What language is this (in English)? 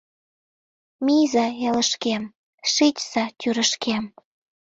Mari